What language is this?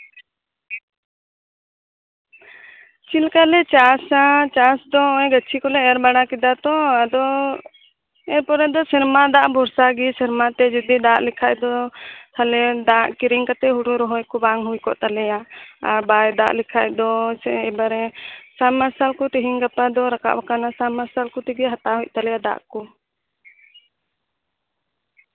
Santali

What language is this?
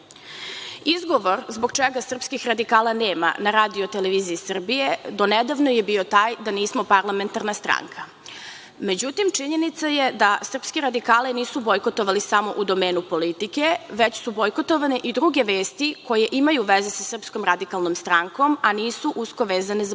Serbian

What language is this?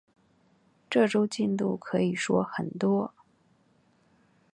Chinese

